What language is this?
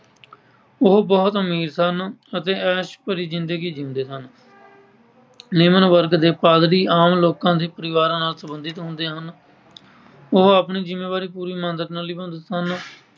Punjabi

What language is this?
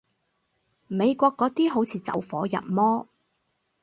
Cantonese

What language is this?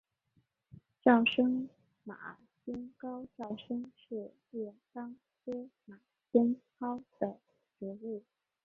Chinese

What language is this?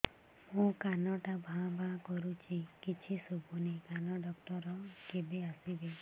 Odia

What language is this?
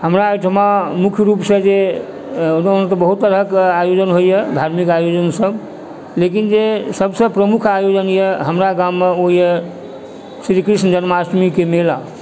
Maithili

